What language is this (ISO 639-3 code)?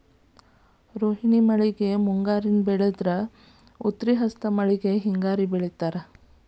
kan